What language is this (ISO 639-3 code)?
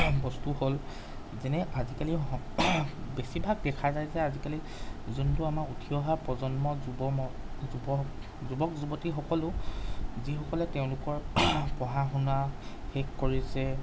asm